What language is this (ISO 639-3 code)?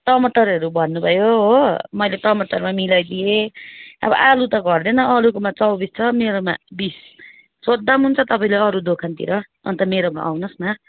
nep